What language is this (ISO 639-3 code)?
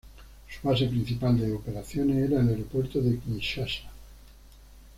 spa